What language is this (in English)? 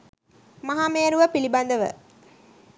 Sinhala